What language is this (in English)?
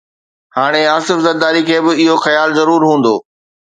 Sindhi